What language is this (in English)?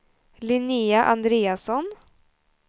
Swedish